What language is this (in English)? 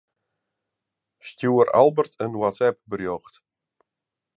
Western Frisian